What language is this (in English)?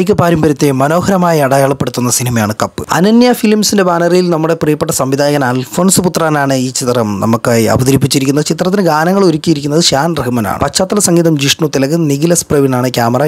Malayalam